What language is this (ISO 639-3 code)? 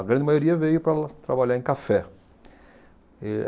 por